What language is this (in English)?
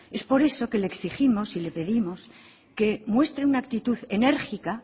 Spanish